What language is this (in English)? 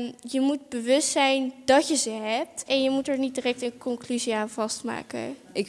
Dutch